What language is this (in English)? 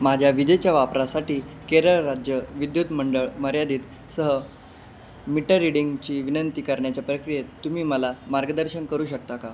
Marathi